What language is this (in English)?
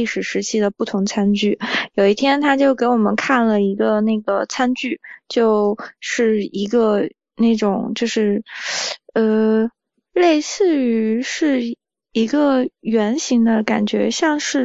Chinese